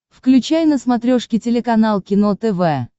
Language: Russian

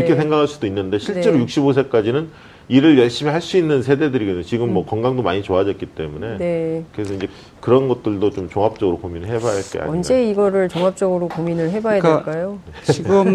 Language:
Korean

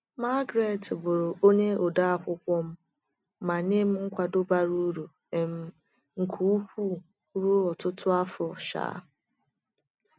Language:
Igbo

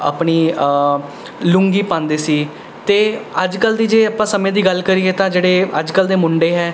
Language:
Punjabi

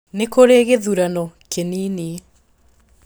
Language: Kikuyu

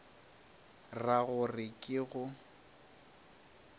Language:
Northern Sotho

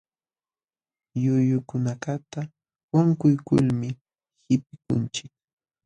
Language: Jauja Wanca Quechua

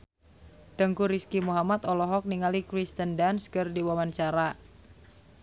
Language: Sundanese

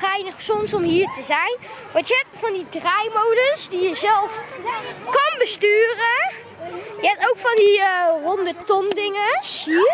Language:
Dutch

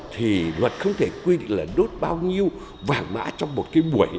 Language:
Vietnamese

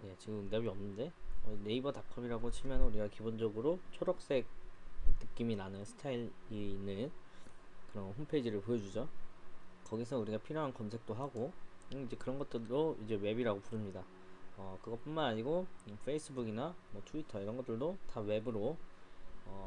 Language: Korean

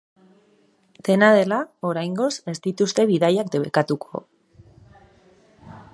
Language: Basque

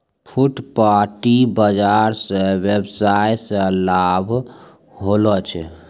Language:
Maithili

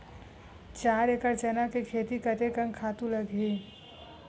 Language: Chhattisgarhi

